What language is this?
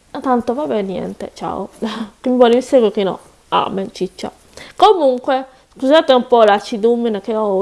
Italian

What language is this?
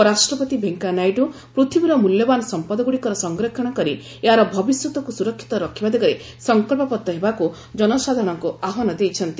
Odia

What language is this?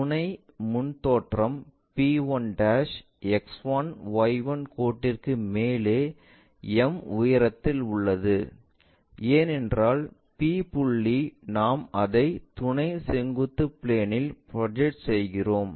Tamil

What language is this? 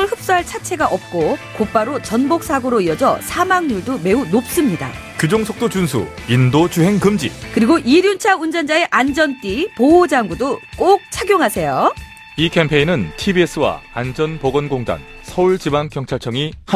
Korean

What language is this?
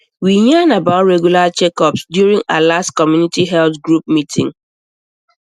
Nigerian Pidgin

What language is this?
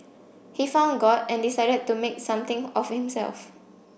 English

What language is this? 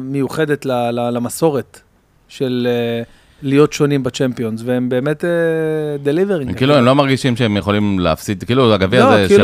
Hebrew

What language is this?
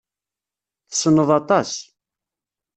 Kabyle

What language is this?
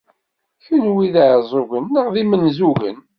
Kabyle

